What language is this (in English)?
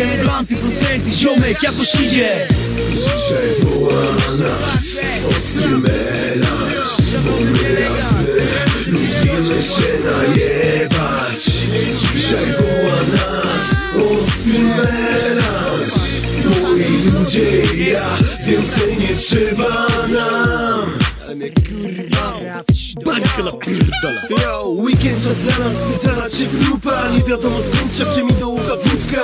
Polish